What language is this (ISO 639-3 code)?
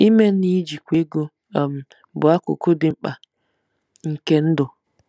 ibo